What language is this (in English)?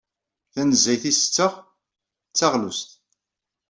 Kabyle